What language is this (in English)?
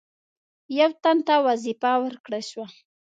Pashto